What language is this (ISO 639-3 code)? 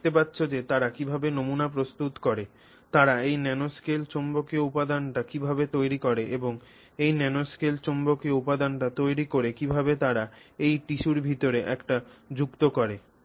ben